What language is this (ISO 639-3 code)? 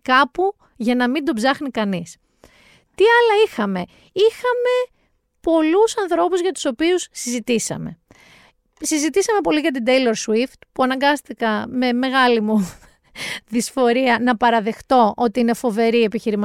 ell